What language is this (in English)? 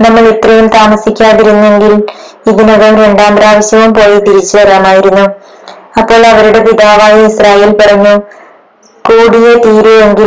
Malayalam